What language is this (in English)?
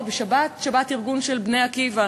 Hebrew